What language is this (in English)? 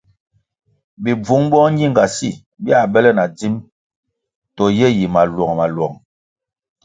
Kwasio